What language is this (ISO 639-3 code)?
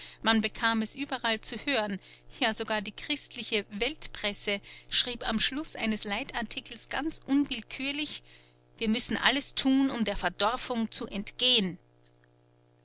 deu